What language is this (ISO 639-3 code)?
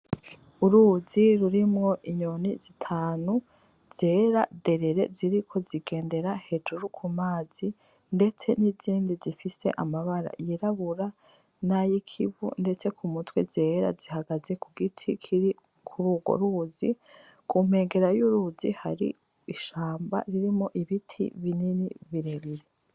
run